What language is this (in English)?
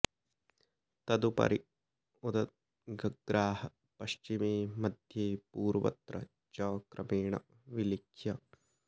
Sanskrit